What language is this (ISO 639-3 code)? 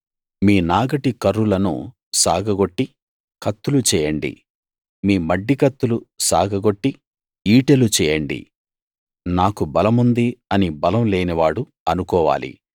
tel